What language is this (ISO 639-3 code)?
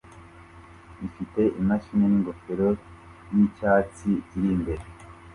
kin